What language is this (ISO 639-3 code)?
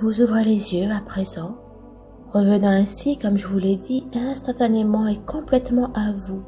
fra